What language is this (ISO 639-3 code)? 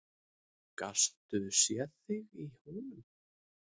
isl